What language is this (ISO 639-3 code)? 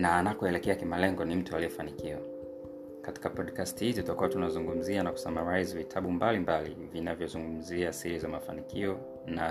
swa